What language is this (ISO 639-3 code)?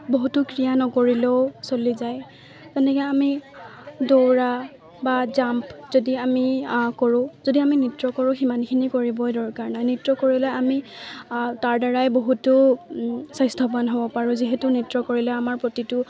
asm